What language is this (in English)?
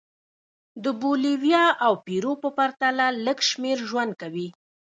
Pashto